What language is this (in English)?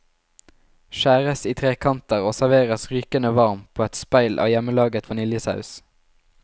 Norwegian